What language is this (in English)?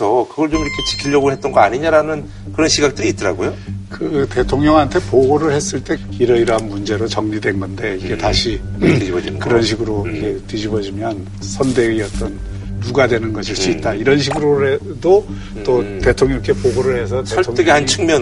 Korean